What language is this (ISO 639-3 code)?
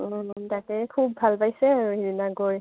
asm